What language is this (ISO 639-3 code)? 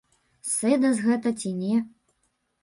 bel